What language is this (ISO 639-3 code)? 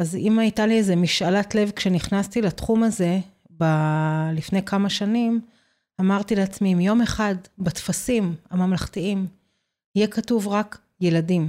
heb